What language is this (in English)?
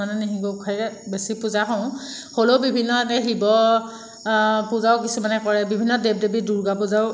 Assamese